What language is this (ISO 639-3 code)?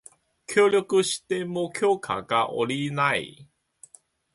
jpn